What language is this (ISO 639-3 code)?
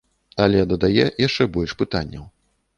bel